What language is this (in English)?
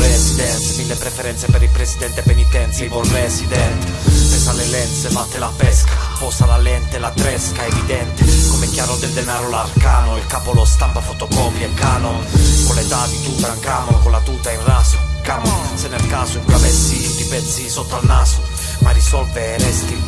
Italian